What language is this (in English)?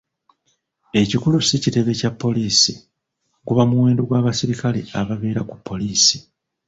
Ganda